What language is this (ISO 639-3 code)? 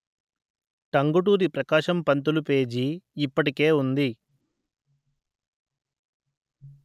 tel